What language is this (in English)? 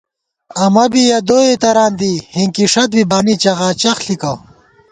Gawar-Bati